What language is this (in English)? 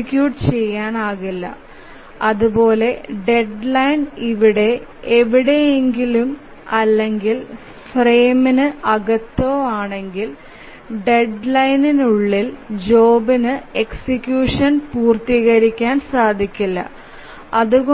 Malayalam